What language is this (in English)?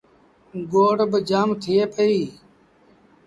Sindhi Bhil